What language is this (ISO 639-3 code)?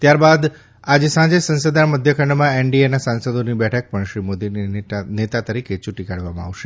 guj